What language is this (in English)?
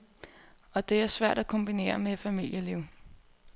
Danish